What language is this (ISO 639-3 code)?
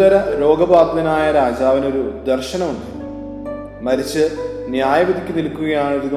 mal